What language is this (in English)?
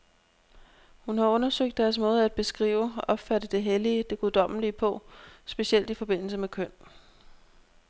Danish